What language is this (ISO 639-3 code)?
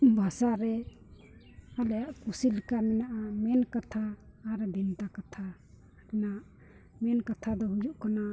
sat